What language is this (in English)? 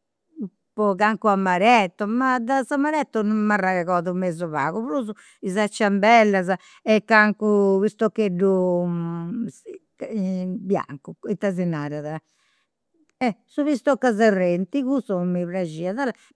Campidanese Sardinian